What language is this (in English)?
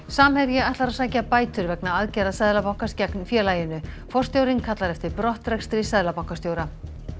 Icelandic